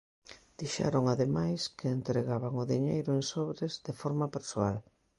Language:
Galician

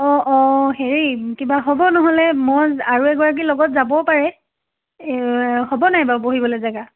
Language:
Assamese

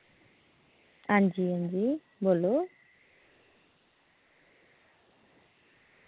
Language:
Dogri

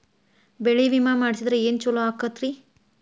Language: Kannada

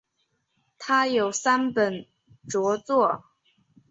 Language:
Chinese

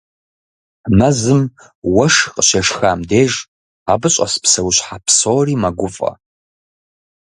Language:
Kabardian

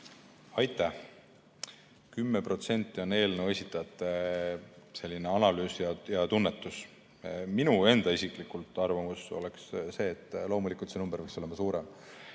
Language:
Estonian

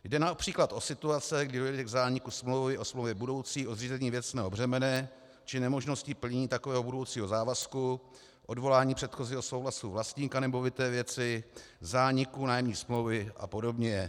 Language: Czech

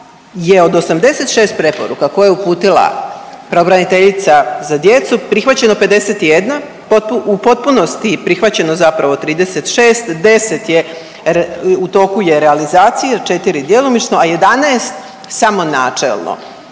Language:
Croatian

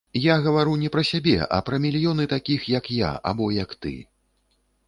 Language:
Belarusian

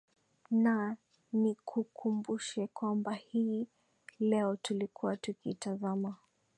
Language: Swahili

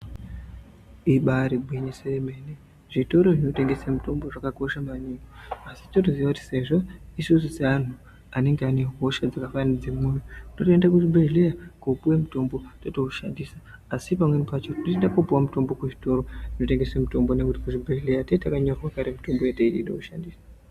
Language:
Ndau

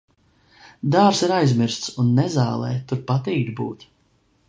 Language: Latvian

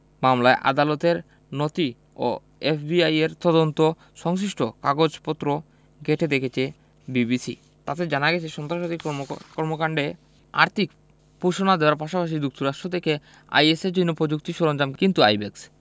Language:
Bangla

